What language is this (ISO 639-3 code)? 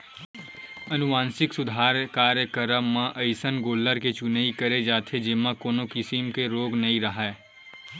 hne